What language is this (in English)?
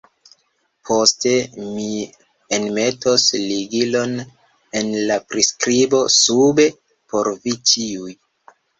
Esperanto